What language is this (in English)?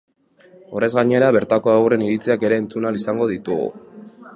Basque